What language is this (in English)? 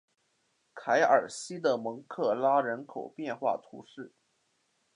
Chinese